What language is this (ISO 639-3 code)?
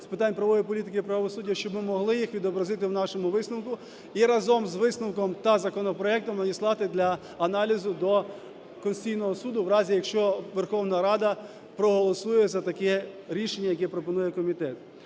ukr